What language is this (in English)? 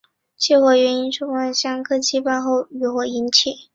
Chinese